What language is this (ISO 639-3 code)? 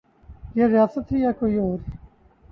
urd